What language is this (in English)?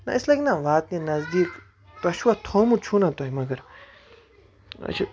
Kashmiri